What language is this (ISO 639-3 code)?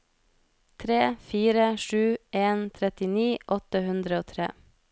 nor